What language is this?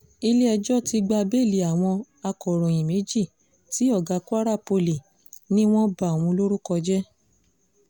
Yoruba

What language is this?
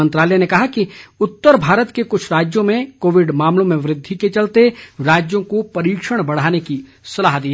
Hindi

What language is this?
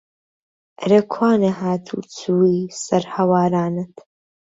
Central Kurdish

